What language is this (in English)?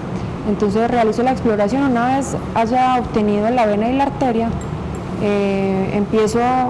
Spanish